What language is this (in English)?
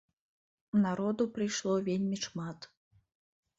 Belarusian